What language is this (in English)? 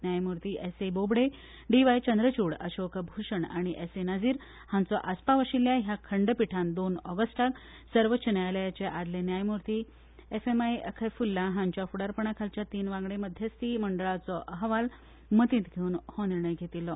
Konkani